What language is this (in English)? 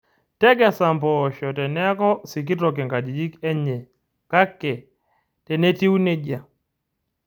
Masai